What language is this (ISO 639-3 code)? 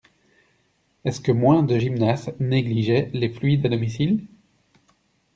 fra